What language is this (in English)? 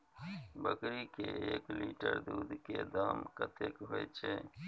Maithili